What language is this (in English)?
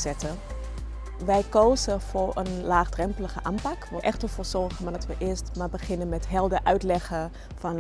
Dutch